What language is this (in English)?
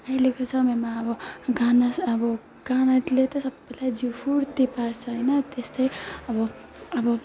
Nepali